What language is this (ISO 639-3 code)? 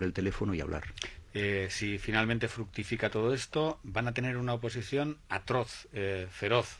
spa